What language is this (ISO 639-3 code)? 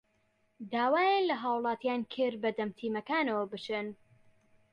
ckb